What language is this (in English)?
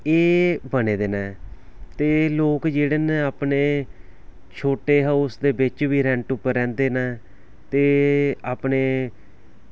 Dogri